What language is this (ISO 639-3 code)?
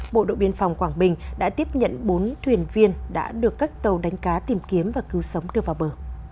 vie